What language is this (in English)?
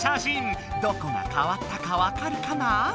Japanese